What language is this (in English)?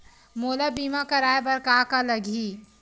Chhattisgarhi